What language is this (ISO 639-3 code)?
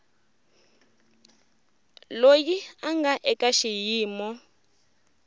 tso